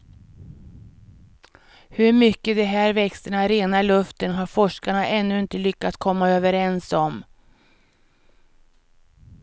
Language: Swedish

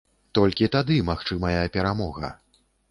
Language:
Belarusian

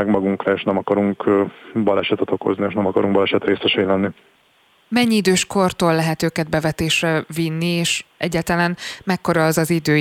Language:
Hungarian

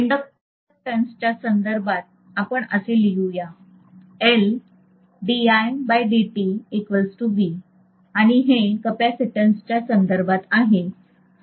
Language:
Marathi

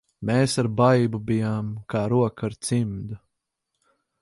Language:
Latvian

